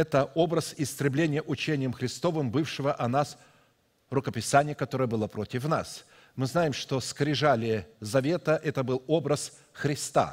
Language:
Russian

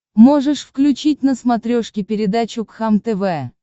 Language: Russian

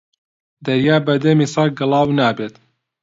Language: Central Kurdish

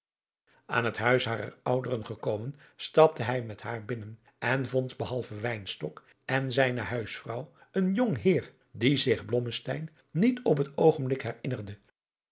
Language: Dutch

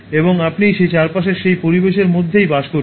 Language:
Bangla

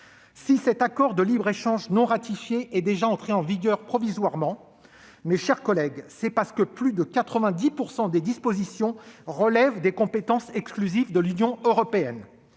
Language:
French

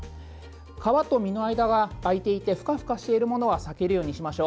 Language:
Japanese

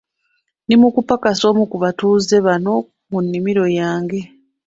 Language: Ganda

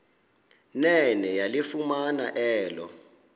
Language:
Xhosa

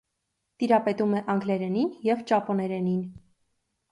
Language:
Armenian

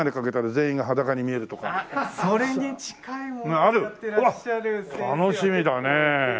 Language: Japanese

